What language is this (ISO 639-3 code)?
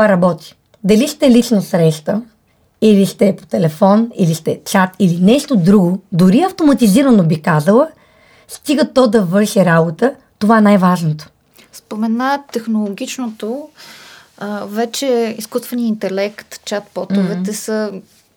bul